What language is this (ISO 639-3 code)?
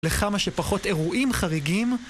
heb